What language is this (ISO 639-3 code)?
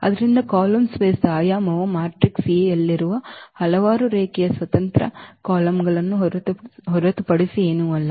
kan